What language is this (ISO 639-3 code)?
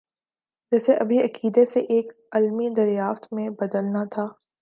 urd